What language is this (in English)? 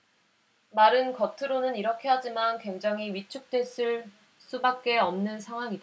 Korean